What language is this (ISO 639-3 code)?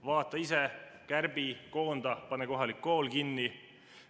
est